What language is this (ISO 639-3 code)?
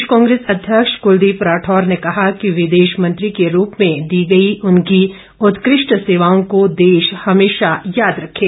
hin